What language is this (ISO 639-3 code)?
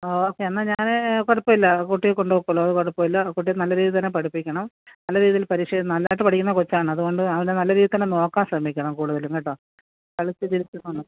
mal